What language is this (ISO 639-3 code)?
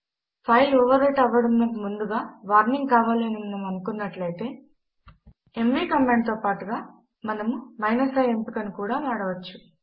tel